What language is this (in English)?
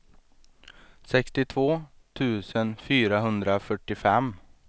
Swedish